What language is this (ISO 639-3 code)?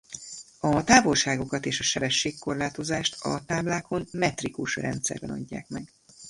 hun